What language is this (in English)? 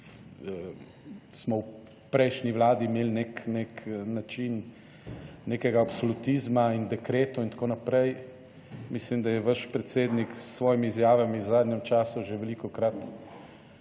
Slovenian